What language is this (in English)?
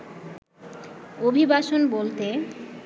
Bangla